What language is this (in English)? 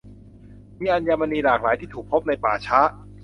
Thai